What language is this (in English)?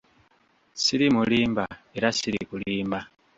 Ganda